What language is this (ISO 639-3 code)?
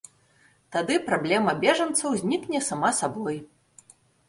bel